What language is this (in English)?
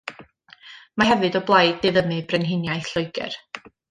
Welsh